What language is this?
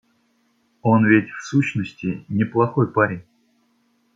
Russian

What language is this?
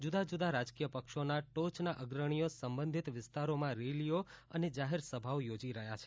Gujarati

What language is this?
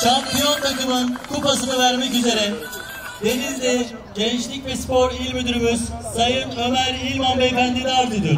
Turkish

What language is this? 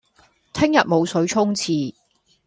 Cantonese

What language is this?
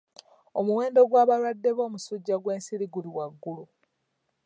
Ganda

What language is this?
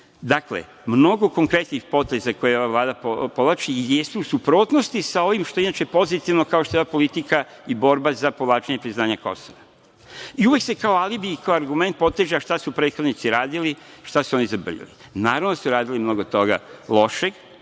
Serbian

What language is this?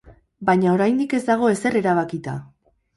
Basque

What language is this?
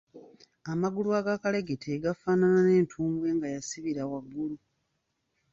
Ganda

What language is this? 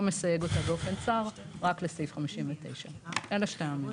Hebrew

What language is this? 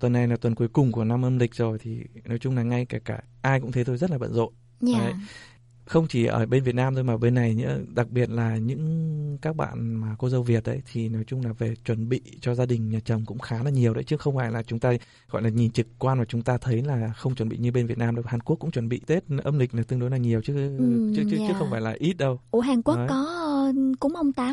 Vietnamese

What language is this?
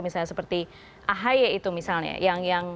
Indonesian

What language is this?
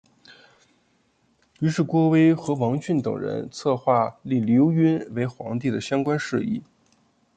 Chinese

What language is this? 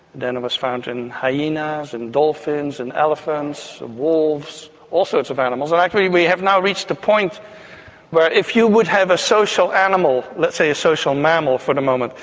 English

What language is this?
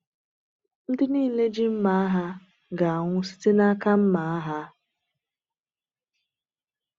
Igbo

